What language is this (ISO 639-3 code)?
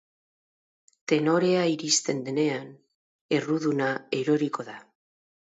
eus